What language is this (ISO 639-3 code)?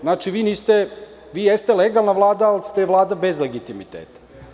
srp